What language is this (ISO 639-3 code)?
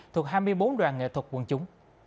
vie